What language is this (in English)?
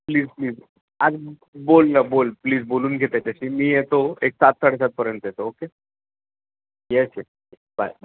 Marathi